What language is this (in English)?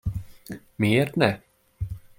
Hungarian